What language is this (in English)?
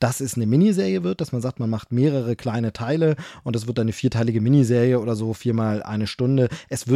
German